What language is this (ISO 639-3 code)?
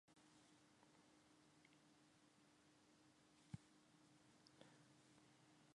fry